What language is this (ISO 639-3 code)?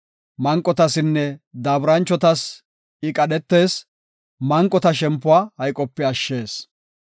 gof